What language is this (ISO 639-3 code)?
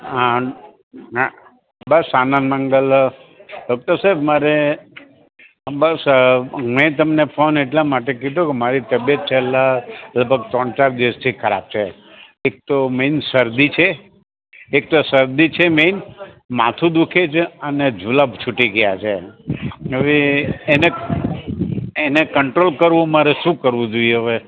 guj